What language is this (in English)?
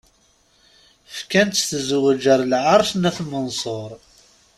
Kabyle